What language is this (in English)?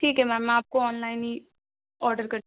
Urdu